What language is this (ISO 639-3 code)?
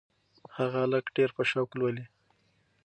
pus